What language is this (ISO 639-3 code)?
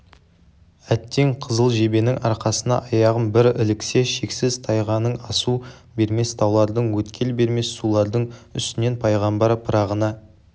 kaz